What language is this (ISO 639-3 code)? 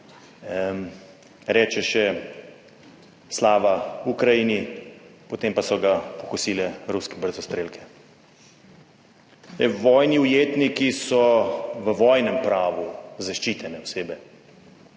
slv